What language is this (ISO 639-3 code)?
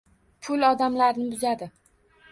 uzb